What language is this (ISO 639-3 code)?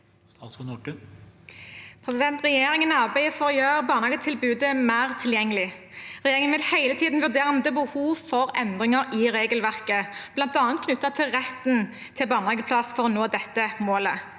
nor